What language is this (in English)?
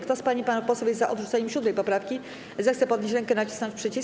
Polish